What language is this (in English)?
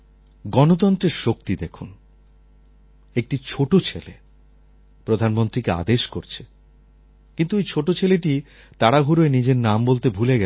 Bangla